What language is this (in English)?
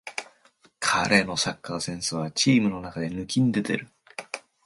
Japanese